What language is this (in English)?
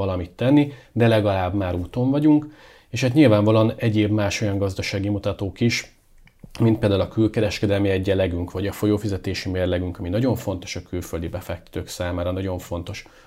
Hungarian